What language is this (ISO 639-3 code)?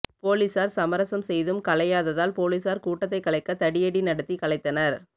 tam